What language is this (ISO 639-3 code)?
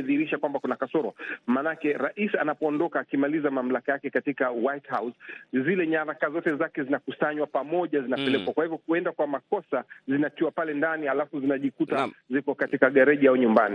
swa